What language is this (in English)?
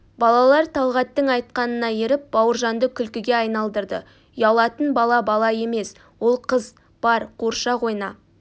Kazakh